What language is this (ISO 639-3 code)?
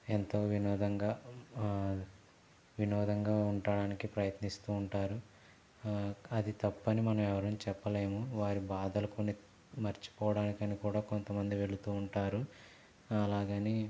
tel